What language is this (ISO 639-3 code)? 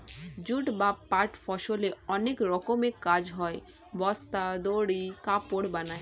ben